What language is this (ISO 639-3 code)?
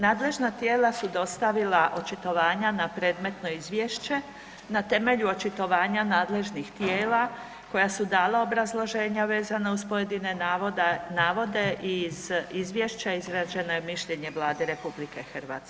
hrv